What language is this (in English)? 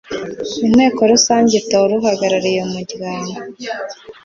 Kinyarwanda